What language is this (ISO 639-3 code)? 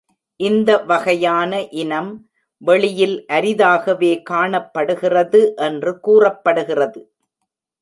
tam